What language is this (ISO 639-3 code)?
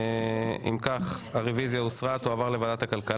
heb